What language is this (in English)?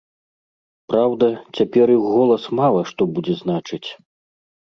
Belarusian